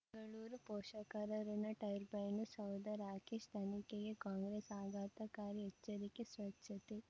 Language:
Kannada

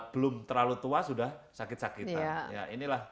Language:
Indonesian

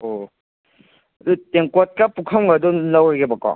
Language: Manipuri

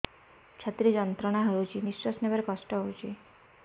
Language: Odia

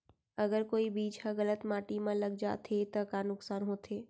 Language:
Chhattisgarhi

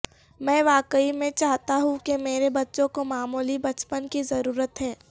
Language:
Urdu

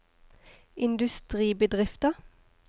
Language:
Norwegian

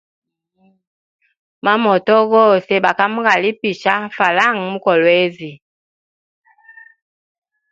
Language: Hemba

